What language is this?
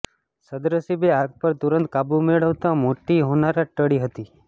Gujarati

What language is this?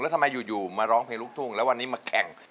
Thai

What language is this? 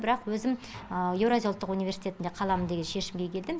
Kazakh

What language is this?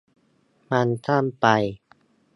Thai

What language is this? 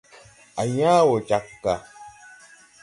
Tupuri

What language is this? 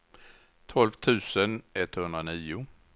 Swedish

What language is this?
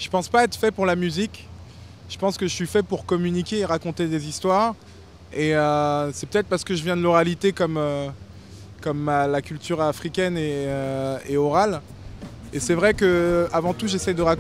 French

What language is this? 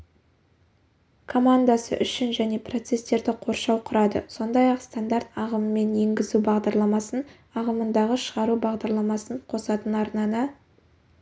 Kazakh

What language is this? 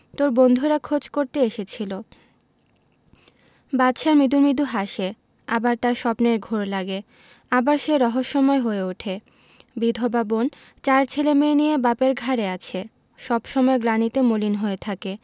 Bangla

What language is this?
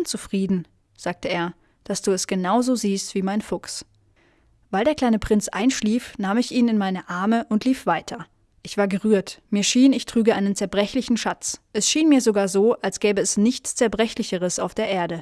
German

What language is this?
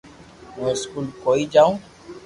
Loarki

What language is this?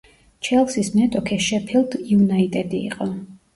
Georgian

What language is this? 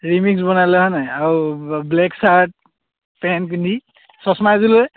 Assamese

